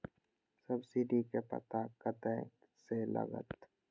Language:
Maithili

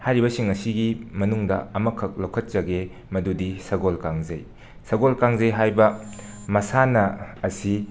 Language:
Manipuri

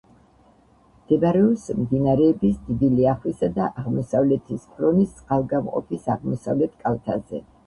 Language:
Georgian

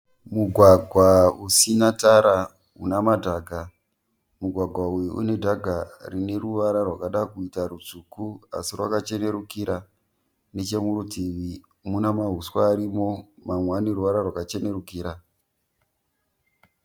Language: Shona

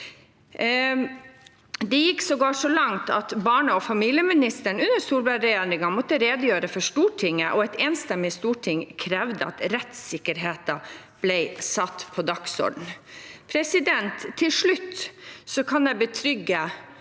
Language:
Norwegian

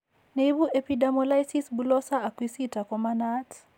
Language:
Kalenjin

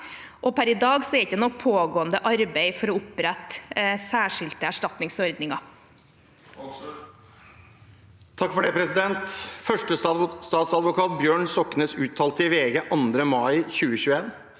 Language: Norwegian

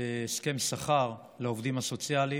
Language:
Hebrew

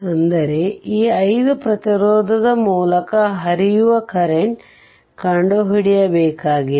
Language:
Kannada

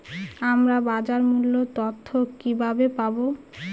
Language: Bangla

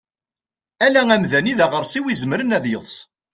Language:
Kabyle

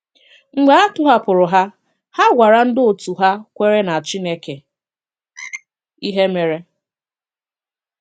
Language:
Igbo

